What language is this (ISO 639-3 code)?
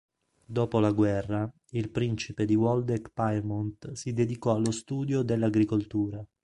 ita